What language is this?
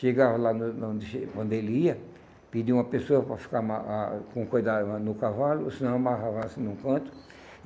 Portuguese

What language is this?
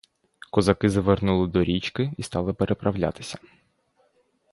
Ukrainian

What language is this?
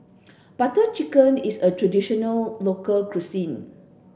English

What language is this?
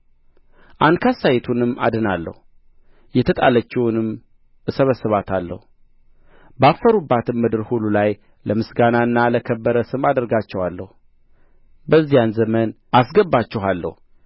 Amharic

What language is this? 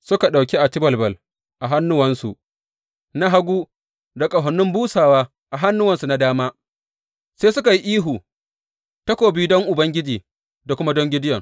Hausa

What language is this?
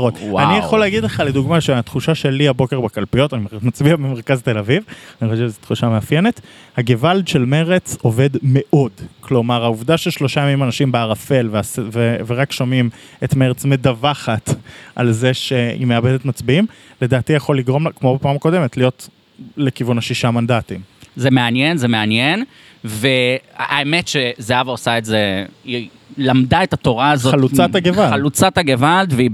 Hebrew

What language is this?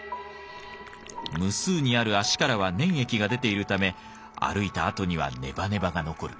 Japanese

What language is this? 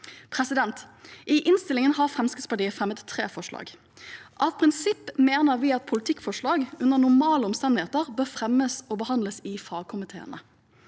Norwegian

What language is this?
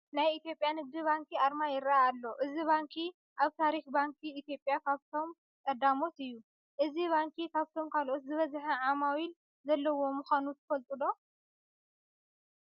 Tigrinya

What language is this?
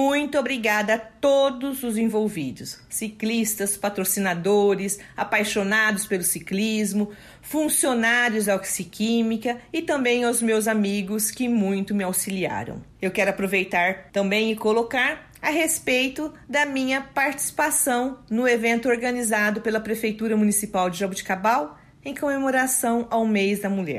Portuguese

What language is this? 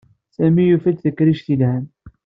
Kabyle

